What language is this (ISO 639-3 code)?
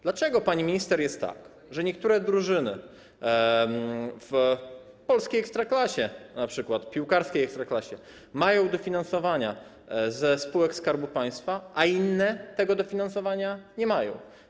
pol